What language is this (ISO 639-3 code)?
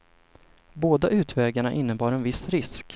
swe